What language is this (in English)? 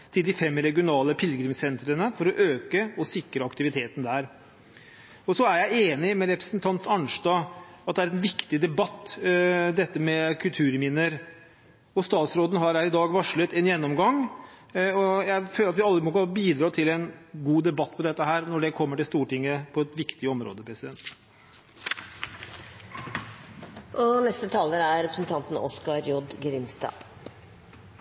Norwegian